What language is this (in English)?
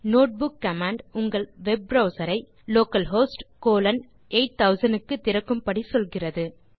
Tamil